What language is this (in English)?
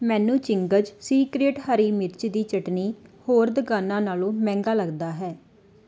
Punjabi